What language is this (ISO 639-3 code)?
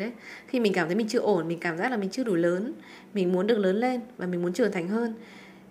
vie